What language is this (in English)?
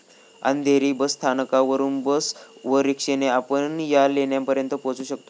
Marathi